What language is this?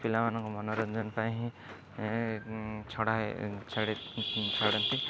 Odia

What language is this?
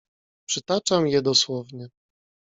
Polish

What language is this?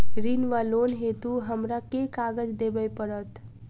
Maithili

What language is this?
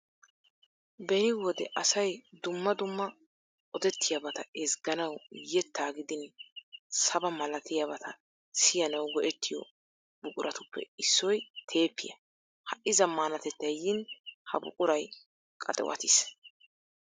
Wolaytta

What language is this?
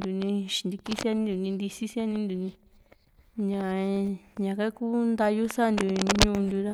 Juxtlahuaca Mixtec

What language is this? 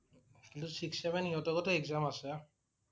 Assamese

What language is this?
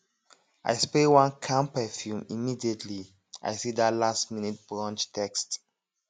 Nigerian Pidgin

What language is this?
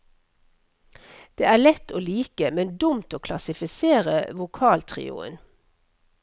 Norwegian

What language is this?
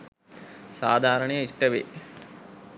Sinhala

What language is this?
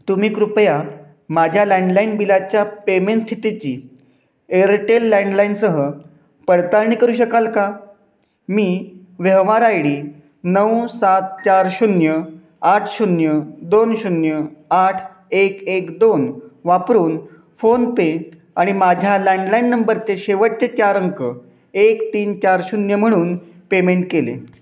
Marathi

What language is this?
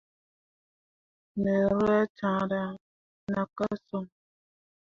Mundang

